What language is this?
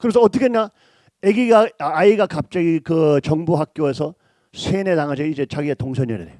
Korean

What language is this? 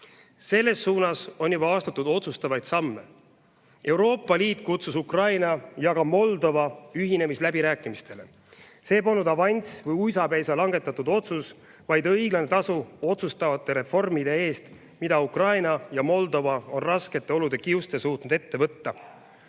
Estonian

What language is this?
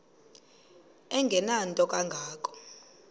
Xhosa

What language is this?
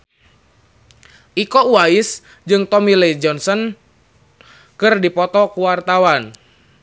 Sundanese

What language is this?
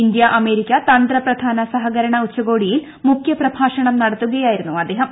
Malayalam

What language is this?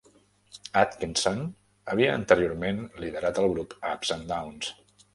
Catalan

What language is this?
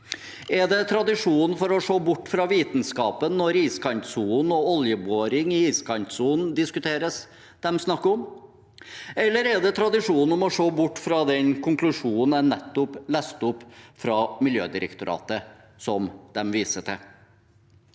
Norwegian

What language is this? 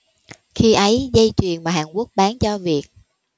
Vietnamese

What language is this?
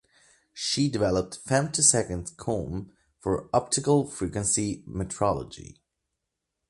English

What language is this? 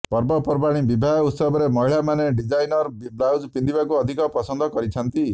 Odia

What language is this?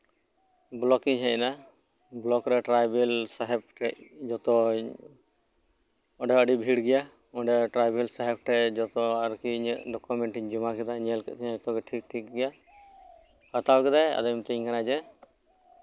Santali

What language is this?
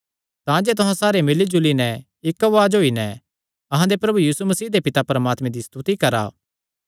Kangri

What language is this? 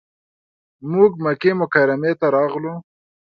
Pashto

